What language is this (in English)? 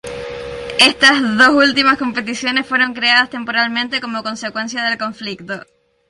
Spanish